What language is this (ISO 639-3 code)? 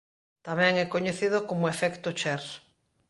glg